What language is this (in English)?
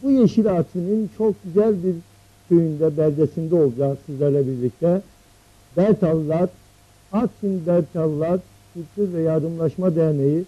Turkish